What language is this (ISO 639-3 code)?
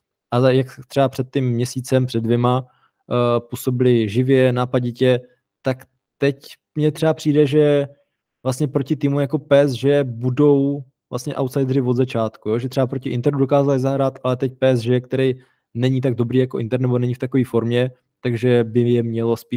ces